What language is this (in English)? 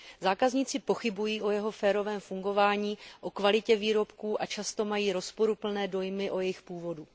Czech